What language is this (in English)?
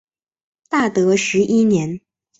Chinese